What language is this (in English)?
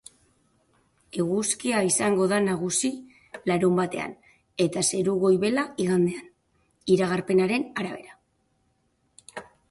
Basque